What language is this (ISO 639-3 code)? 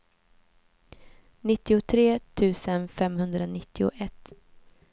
swe